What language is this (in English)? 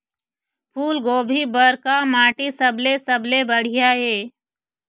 Chhattisgarhi